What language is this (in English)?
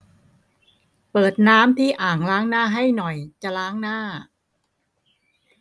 Thai